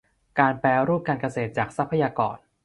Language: Thai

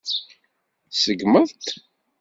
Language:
Kabyle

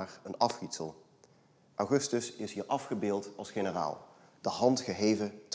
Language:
Dutch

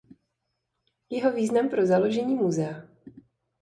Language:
Czech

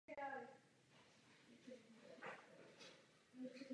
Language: Czech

